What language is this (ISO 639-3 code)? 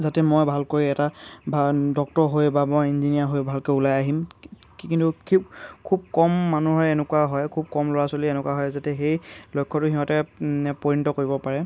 asm